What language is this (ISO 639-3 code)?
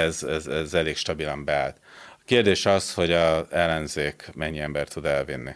hun